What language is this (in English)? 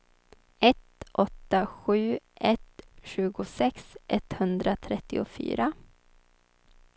Swedish